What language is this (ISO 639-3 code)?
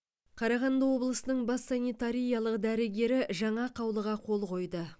kaz